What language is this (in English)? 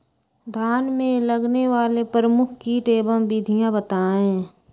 Magahi